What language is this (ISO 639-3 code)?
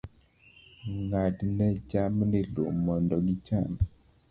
luo